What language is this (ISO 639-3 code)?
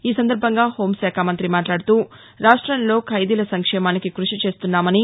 tel